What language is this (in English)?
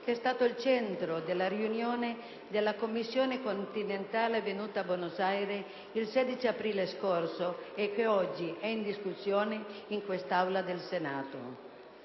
Italian